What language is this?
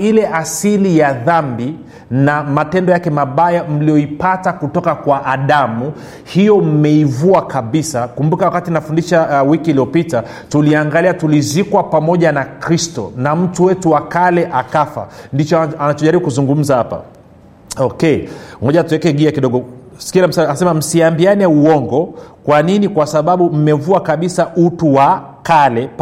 Swahili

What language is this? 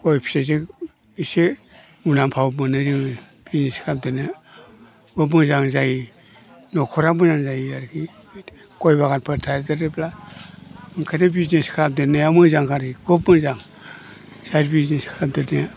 Bodo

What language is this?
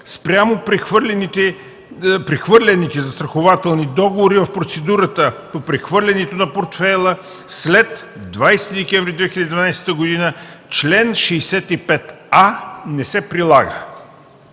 Bulgarian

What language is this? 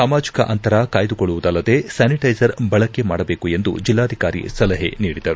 Kannada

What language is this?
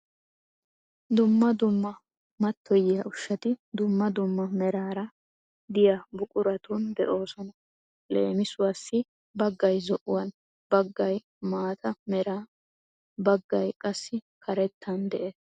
Wolaytta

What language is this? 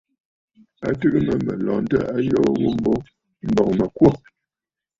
Bafut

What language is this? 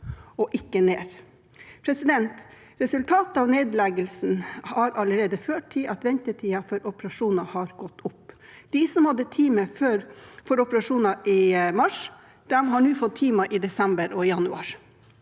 Norwegian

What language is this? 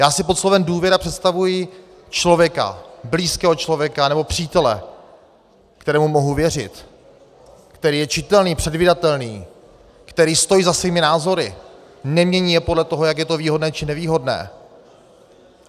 Czech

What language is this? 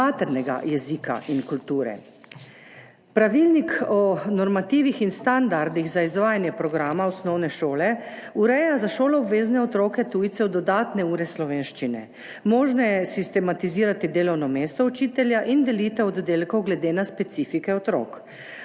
Slovenian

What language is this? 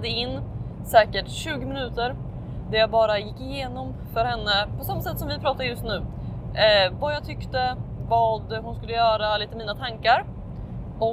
Swedish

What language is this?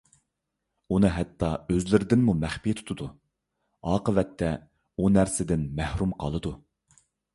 Uyghur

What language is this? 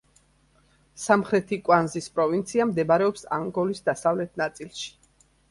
Georgian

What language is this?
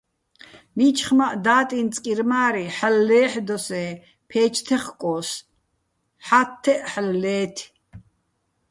Bats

